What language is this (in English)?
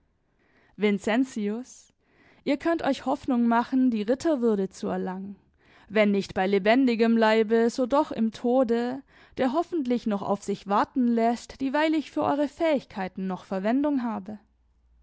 German